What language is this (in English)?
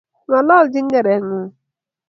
Kalenjin